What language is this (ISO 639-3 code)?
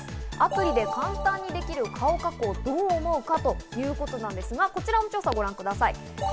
jpn